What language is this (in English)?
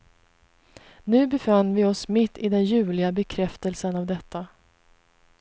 Swedish